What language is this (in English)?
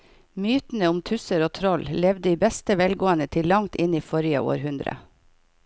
Norwegian